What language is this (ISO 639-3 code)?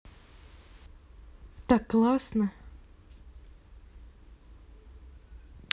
rus